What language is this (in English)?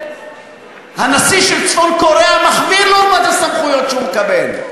Hebrew